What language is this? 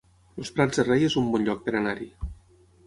Catalan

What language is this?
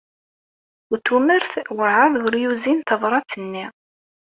Kabyle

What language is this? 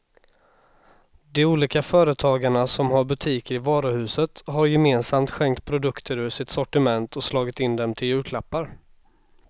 Swedish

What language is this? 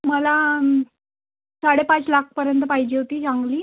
Marathi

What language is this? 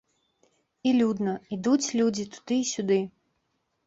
Belarusian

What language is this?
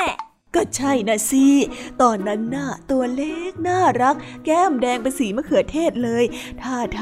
Thai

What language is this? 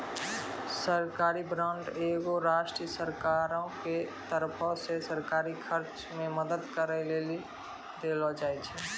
Maithili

